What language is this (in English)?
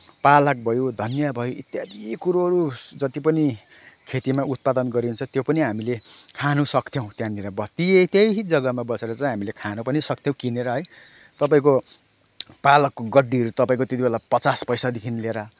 Nepali